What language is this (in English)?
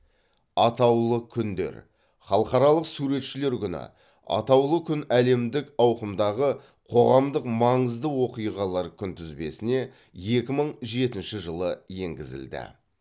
Kazakh